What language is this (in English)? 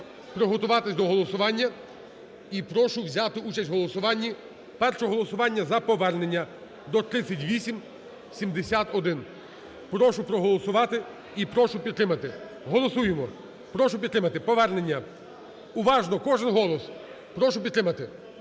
Ukrainian